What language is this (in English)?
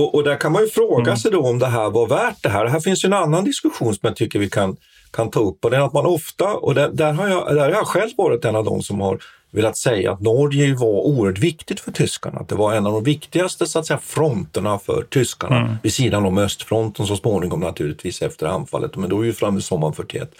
Swedish